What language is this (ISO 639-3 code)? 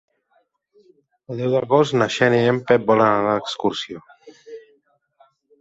cat